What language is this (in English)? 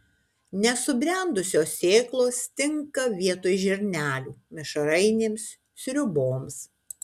Lithuanian